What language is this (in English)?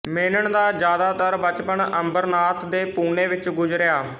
Punjabi